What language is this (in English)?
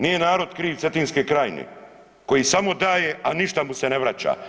Croatian